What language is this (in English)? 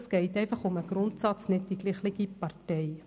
Swiss German